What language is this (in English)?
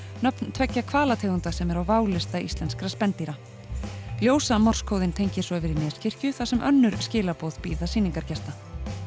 Icelandic